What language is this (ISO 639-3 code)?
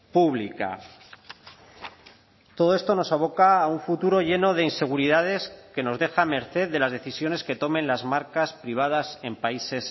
spa